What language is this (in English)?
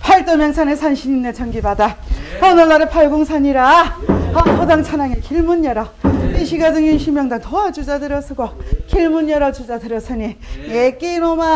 Korean